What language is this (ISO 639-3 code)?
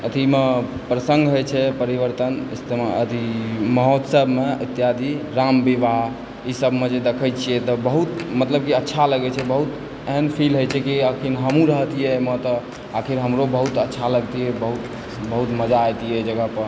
mai